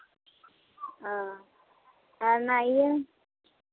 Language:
Santali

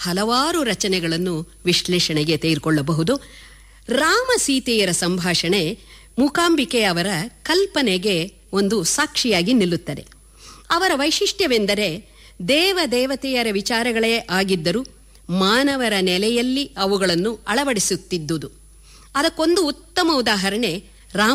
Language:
Kannada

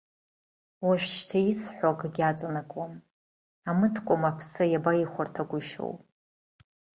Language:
Abkhazian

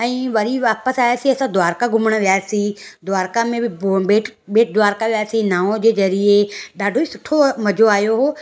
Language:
Sindhi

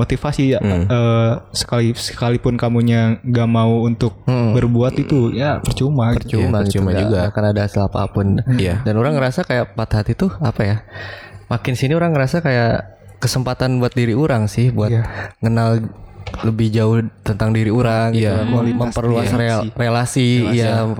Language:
Indonesian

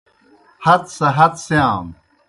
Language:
Kohistani Shina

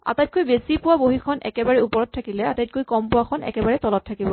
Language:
Assamese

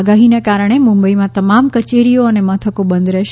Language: Gujarati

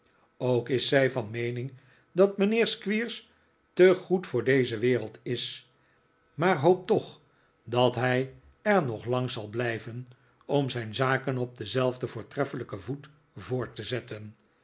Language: Dutch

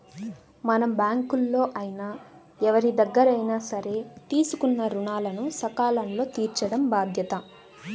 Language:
Telugu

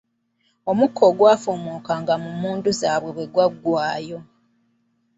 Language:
Ganda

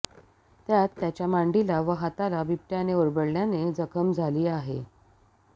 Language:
Marathi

